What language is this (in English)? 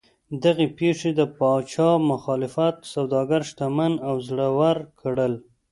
Pashto